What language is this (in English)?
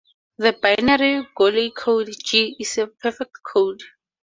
English